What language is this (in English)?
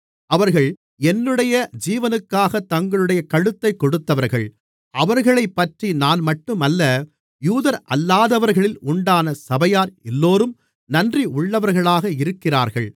Tamil